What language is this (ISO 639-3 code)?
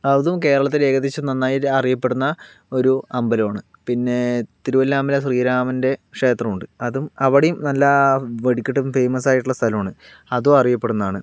mal